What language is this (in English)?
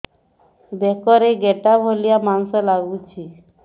Odia